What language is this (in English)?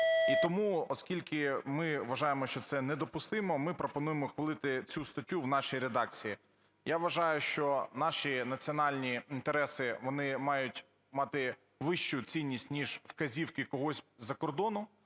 Ukrainian